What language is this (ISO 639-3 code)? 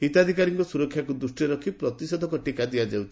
ori